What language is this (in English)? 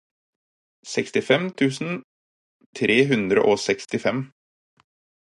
Norwegian Bokmål